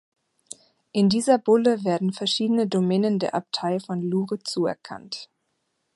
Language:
German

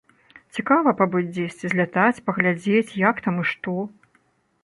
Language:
Belarusian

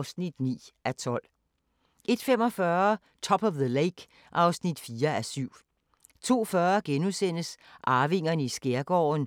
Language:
Danish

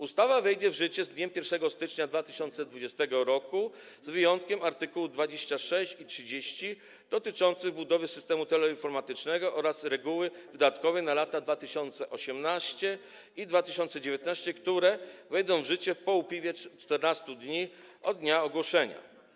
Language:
Polish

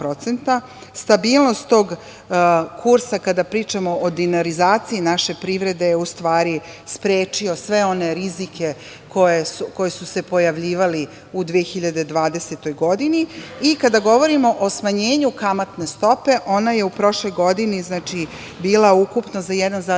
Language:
Serbian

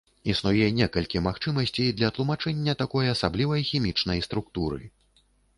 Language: Belarusian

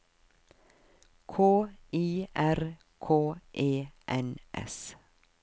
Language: Norwegian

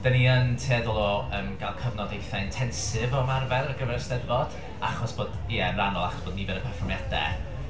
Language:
Welsh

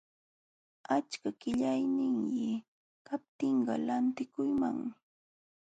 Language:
Jauja Wanca Quechua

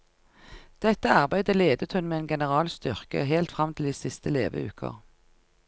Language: Norwegian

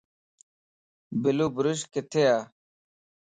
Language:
Lasi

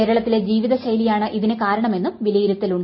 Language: Malayalam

